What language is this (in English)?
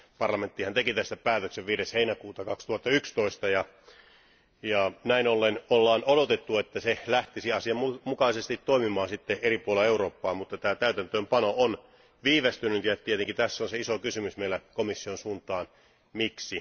Finnish